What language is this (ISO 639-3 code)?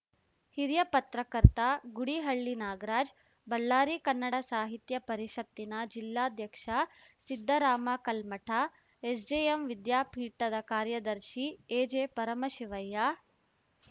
kan